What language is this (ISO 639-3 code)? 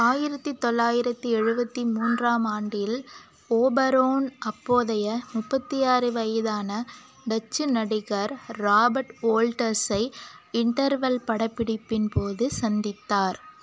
tam